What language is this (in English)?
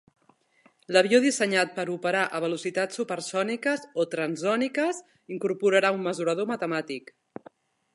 Catalan